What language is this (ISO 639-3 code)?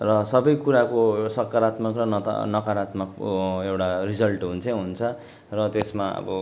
nep